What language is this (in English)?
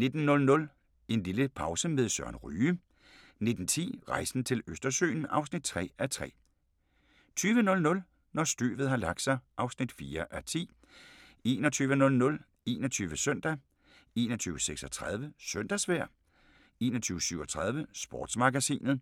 Danish